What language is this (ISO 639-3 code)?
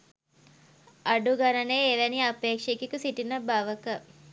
sin